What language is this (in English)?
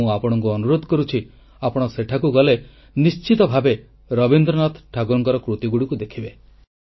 Odia